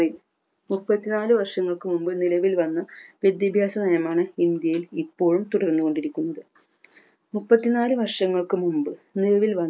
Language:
Malayalam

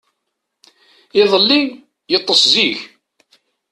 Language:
Kabyle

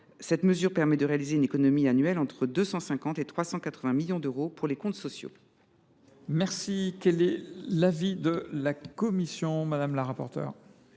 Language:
French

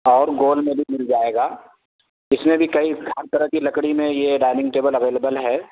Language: Urdu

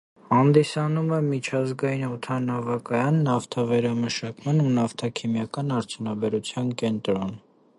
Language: Armenian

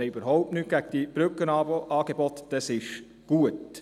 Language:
Swiss German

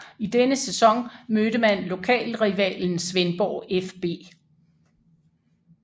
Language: Danish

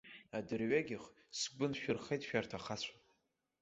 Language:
Abkhazian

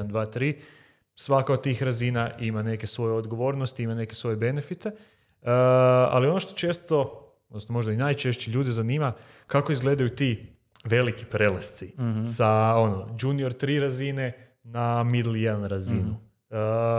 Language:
Croatian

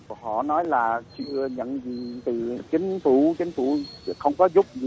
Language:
Vietnamese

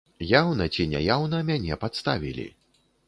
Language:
Belarusian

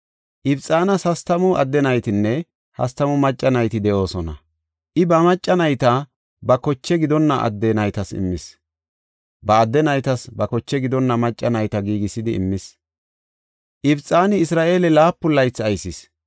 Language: Gofa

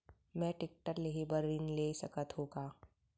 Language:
Chhattisgarhi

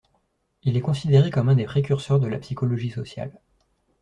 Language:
French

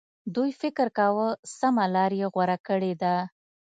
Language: Pashto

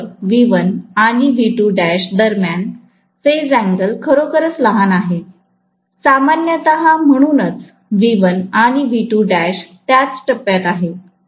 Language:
Marathi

